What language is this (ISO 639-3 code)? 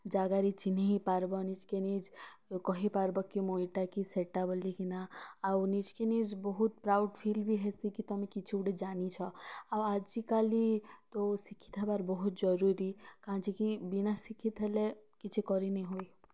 ori